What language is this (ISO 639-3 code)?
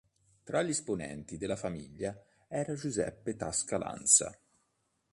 ita